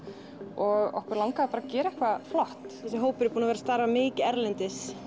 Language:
Icelandic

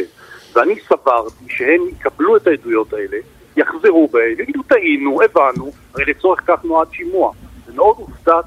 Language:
Hebrew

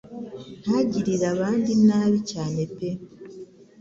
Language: Kinyarwanda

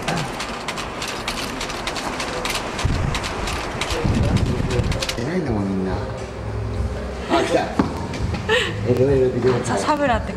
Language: Japanese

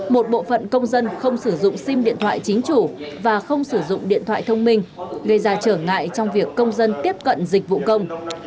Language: Vietnamese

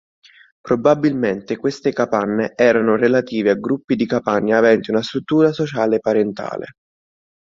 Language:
Italian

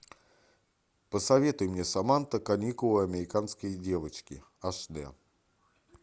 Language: Russian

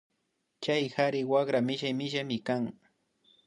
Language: Imbabura Highland Quichua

